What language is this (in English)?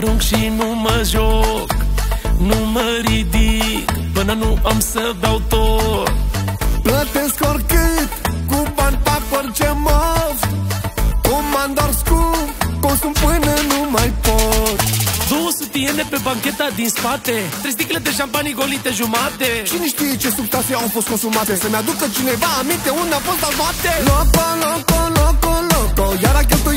Romanian